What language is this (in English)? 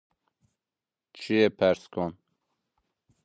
Zaza